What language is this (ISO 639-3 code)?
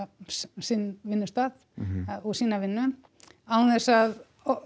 isl